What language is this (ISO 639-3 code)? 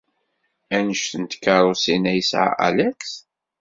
kab